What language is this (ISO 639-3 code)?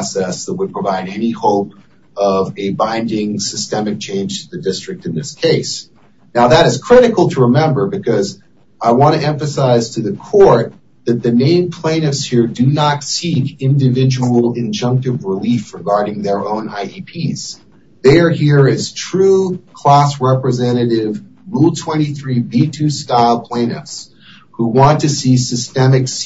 eng